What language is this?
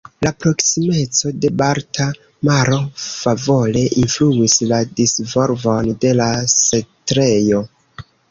Esperanto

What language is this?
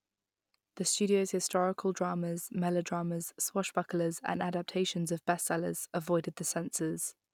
English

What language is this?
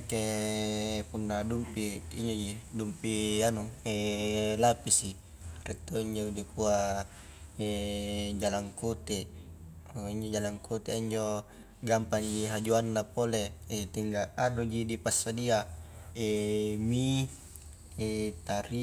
Highland Konjo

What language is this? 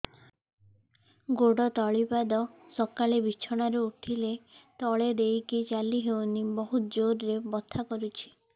Odia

